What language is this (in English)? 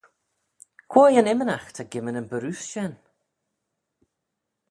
Manx